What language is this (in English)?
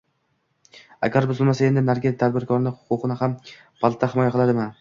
Uzbek